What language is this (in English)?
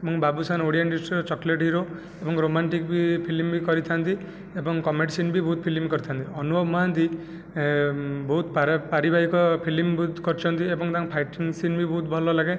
Odia